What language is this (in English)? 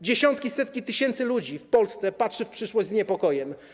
Polish